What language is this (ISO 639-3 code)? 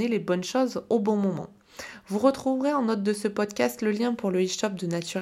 fra